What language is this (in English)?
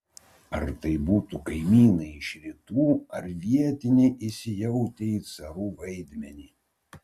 Lithuanian